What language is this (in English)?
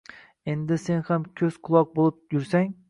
Uzbek